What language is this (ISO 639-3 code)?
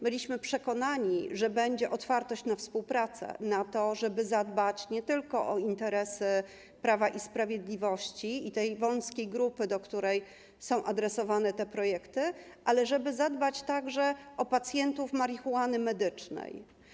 pol